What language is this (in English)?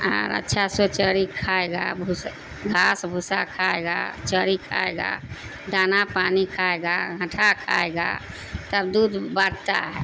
Urdu